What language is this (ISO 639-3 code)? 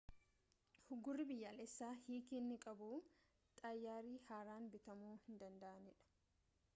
orm